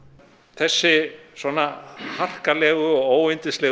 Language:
Icelandic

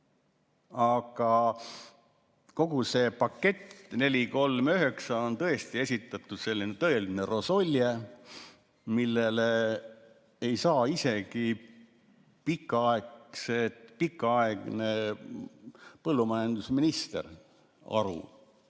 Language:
Estonian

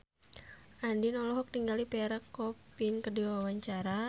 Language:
Sundanese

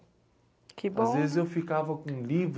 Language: Portuguese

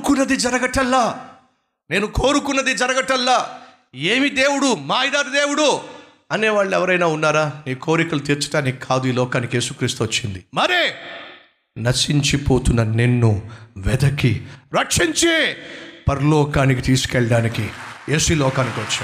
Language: Telugu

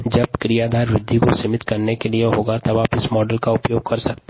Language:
Hindi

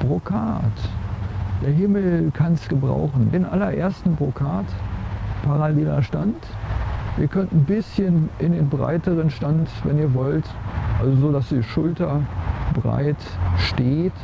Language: German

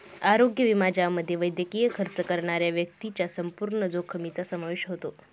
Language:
Marathi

